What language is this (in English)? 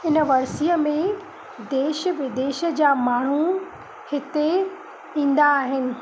Sindhi